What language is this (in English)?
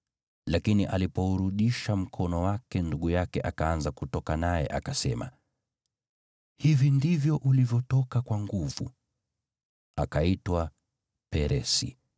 Swahili